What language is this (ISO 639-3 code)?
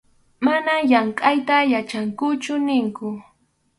qxu